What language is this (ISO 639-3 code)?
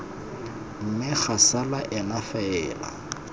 tsn